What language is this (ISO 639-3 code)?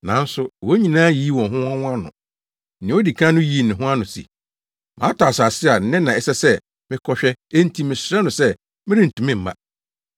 aka